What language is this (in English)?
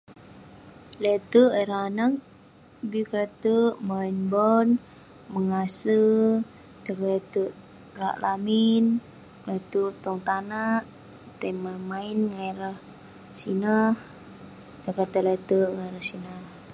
Western Penan